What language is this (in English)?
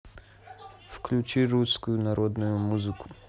Russian